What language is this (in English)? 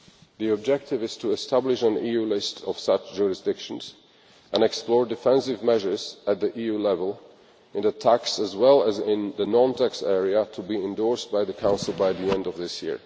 English